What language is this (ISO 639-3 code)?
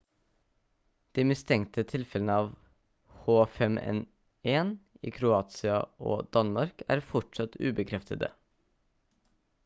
nob